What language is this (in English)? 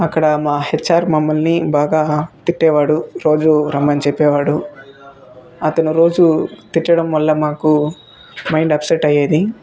Telugu